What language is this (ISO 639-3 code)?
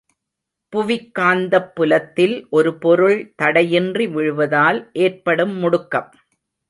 tam